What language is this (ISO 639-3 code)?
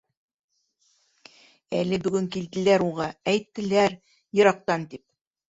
bak